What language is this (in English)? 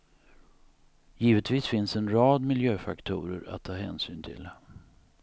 Swedish